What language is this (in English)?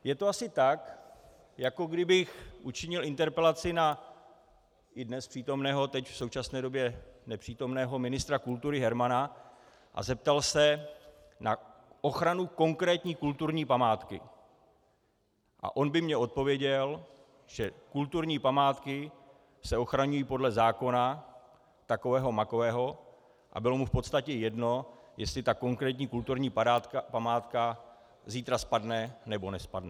Czech